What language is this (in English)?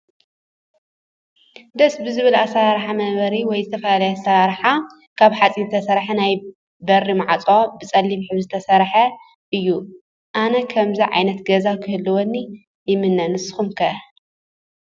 Tigrinya